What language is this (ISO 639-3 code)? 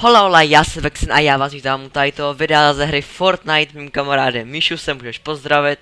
ces